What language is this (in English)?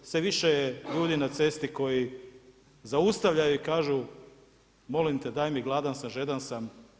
Croatian